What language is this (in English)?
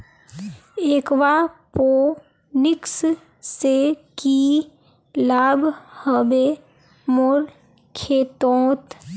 Magahi